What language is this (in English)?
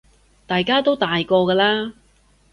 Cantonese